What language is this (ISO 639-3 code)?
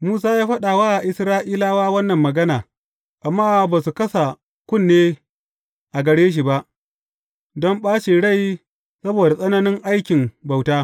hau